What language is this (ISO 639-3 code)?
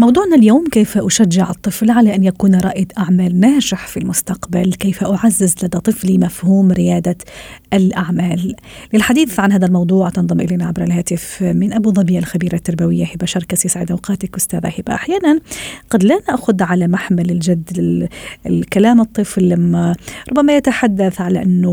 ara